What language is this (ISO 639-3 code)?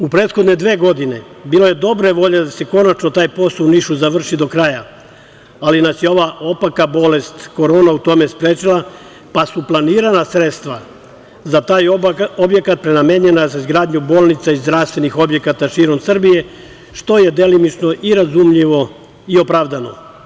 srp